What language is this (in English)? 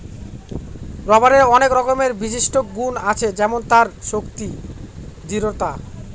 Bangla